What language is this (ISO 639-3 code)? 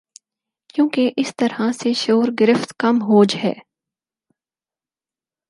urd